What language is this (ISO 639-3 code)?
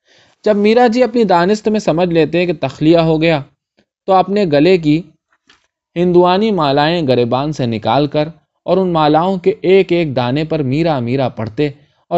urd